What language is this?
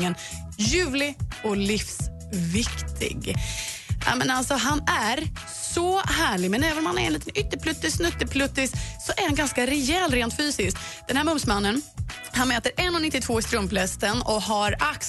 Swedish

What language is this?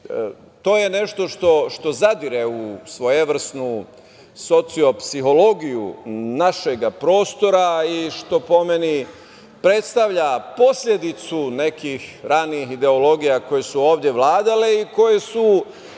Serbian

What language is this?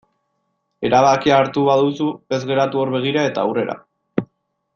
Basque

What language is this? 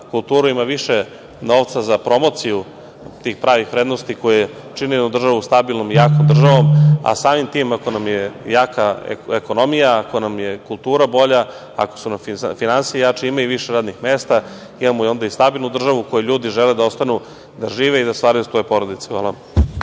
Serbian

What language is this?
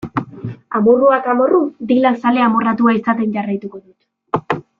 Basque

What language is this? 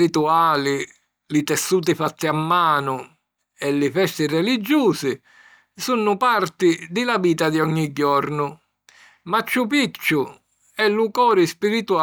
Sicilian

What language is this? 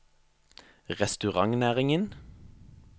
Norwegian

